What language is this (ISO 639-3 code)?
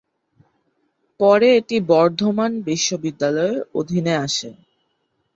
ben